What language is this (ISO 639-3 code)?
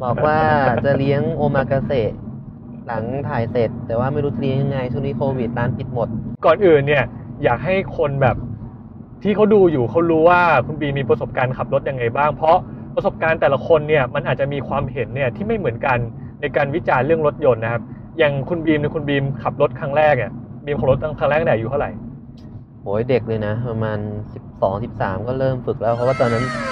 tha